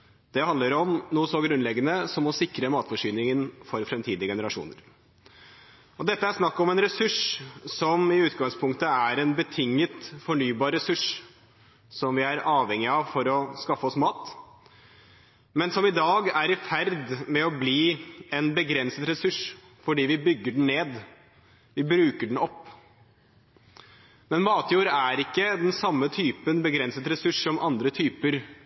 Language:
Norwegian Bokmål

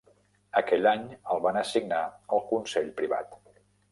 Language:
Catalan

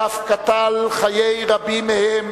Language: Hebrew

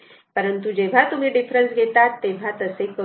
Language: Marathi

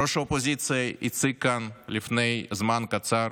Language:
Hebrew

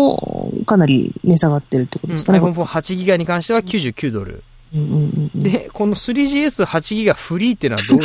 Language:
Japanese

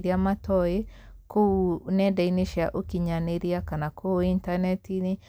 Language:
Kikuyu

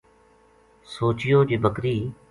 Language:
Gujari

